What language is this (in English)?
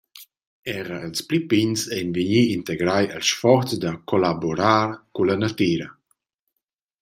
Romansh